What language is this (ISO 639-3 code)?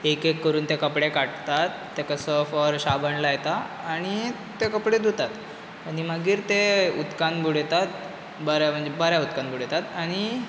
kok